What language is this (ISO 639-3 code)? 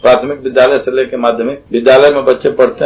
hin